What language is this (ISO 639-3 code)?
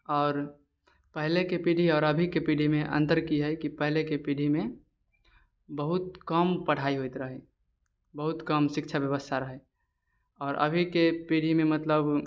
mai